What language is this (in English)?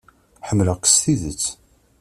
Kabyle